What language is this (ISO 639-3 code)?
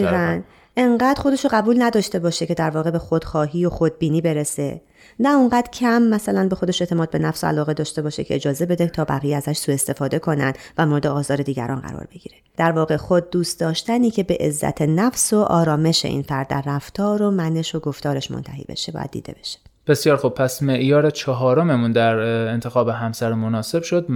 fas